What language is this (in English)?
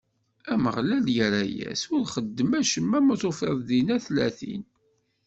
Kabyle